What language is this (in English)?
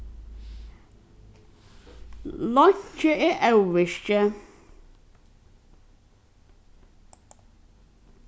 Faroese